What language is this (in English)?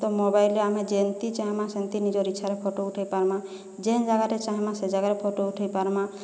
Odia